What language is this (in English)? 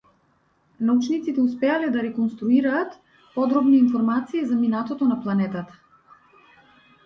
Macedonian